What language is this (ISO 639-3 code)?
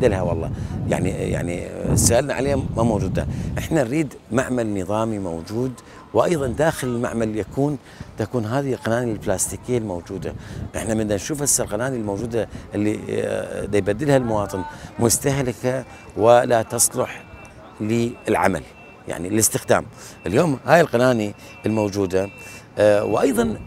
ara